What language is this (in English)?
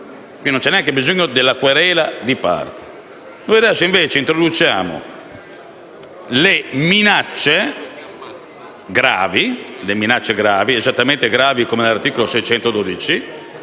Italian